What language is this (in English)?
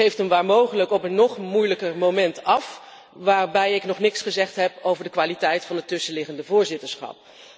Dutch